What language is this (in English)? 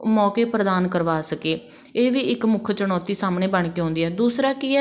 Punjabi